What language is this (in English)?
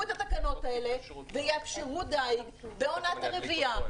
Hebrew